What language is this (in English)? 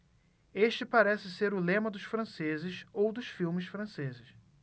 Portuguese